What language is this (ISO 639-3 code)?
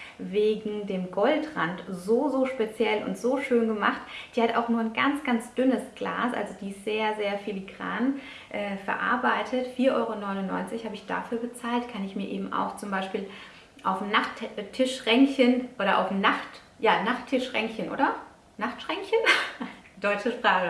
deu